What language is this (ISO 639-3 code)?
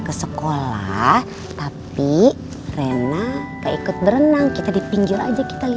ind